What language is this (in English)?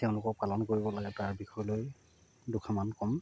Assamese